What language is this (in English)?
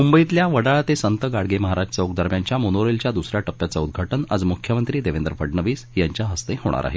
Marathi